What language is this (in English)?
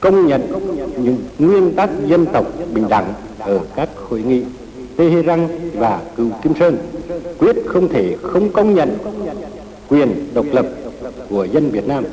Vietnamese